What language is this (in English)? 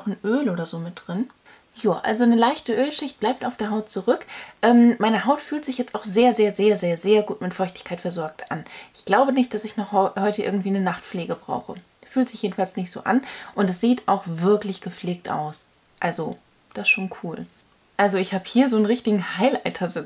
German